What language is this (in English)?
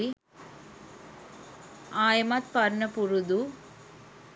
Sinhala